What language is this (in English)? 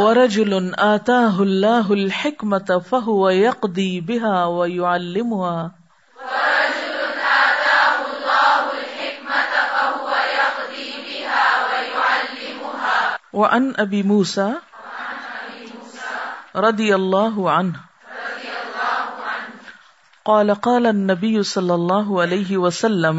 Urdu